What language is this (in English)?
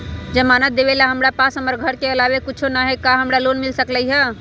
Magahi